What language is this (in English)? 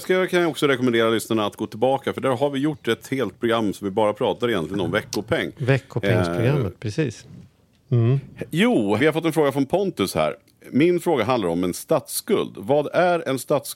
Swedish